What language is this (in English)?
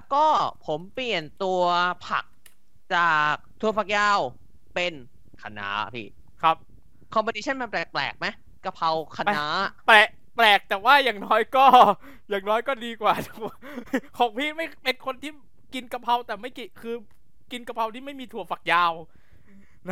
Thai